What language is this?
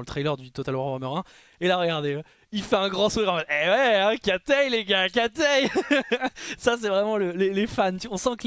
French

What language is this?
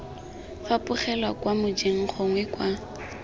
Tswana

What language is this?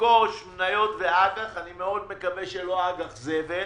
Hebrew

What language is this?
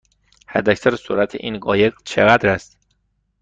Persian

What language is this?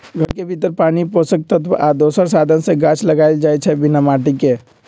Magahi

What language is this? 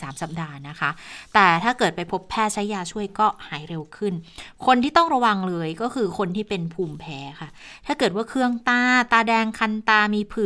Thai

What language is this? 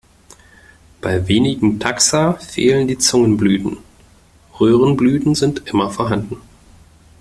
German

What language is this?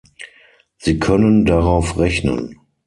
German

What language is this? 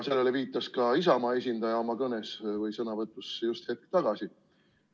Estonian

